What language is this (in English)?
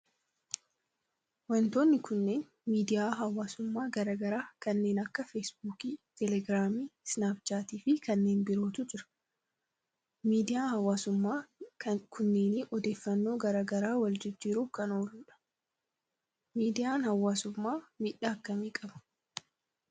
Oromo